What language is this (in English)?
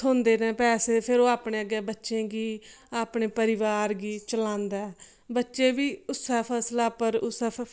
Dogri